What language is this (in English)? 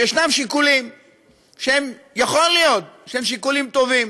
Hebrew